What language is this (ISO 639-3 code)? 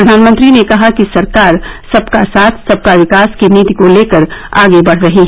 hin